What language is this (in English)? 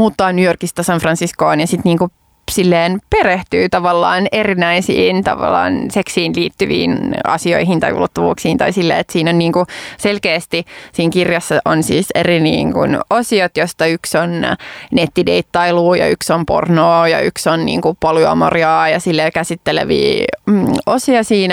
Finnish